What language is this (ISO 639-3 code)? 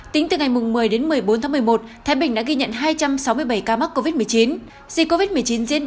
vie